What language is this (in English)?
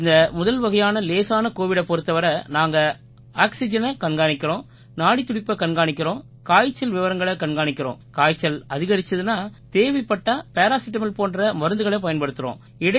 Tamil